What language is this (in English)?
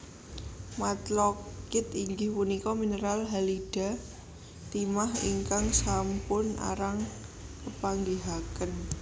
Javanese